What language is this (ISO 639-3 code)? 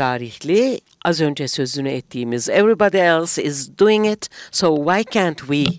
tur